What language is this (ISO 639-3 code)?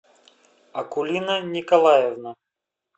rus